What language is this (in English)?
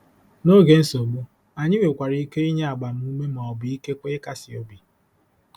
Igbo